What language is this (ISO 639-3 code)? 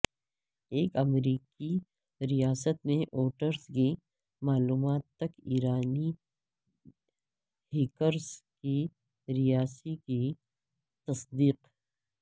urd